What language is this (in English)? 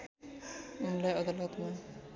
Nepali